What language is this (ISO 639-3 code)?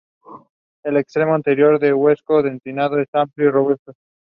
eng